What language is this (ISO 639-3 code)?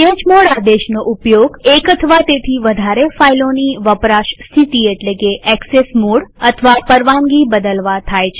guj